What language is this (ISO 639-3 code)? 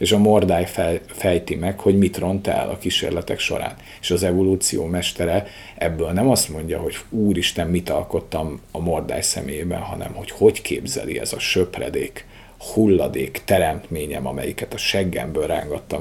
hun